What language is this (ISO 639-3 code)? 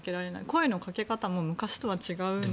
jpn